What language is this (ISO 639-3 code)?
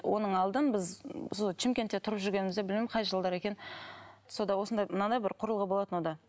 kaz